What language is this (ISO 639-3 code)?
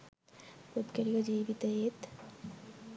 sin